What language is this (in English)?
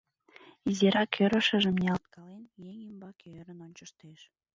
Mari